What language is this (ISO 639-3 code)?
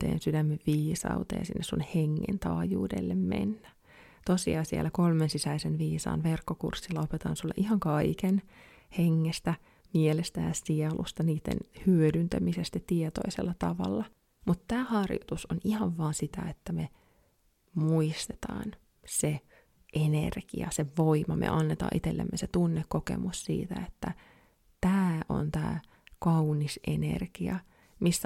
fin